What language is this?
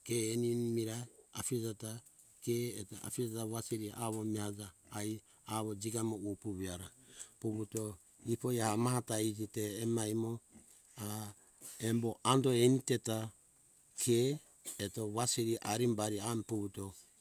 Hunjara-Kaina Ke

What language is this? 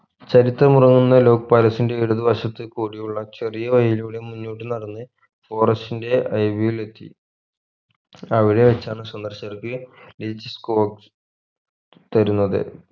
Malayalam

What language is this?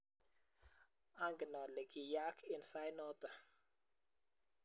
Kalenjin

